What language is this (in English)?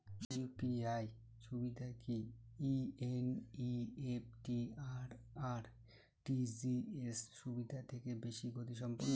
Bangla